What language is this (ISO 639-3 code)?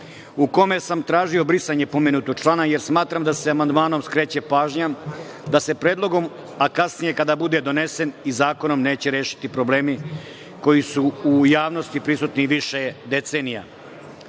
srp